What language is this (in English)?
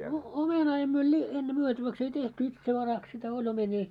Finnish